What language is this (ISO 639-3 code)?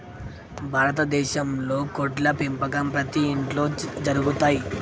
tel